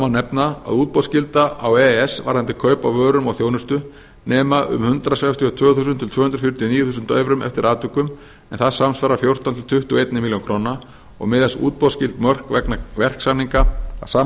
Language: Icelandic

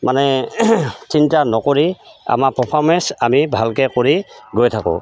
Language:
Assamese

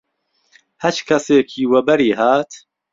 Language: Central Kurdish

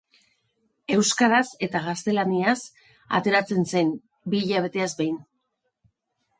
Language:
Basque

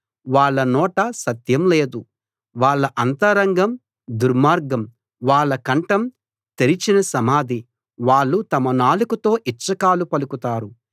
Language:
Telugu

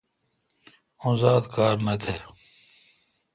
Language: Kalkoti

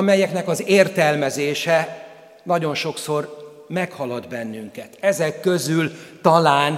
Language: Hungarian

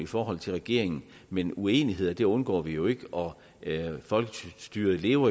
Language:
Danish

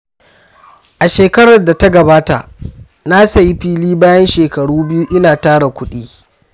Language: Hausa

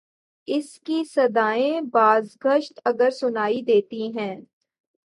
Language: Urdu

